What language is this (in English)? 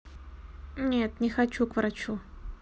Russian